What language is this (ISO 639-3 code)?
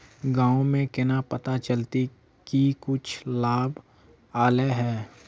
mag